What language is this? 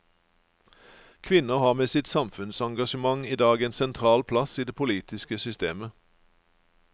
Norwegian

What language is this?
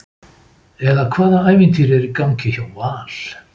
Icelandic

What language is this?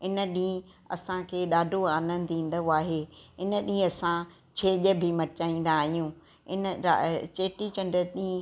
Sindhi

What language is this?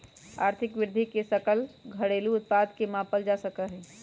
Magahi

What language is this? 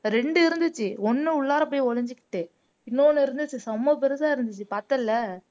Tamil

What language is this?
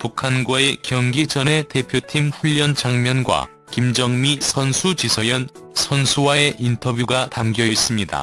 Korean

